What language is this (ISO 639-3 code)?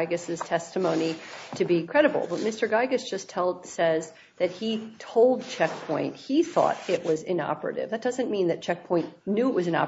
eng